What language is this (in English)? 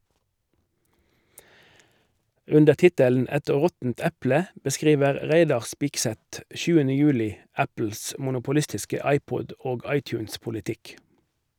Norwegian